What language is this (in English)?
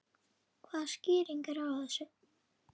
Icelandic